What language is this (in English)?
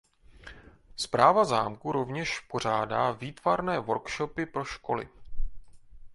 Czech